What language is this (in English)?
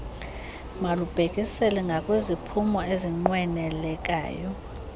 Xhosa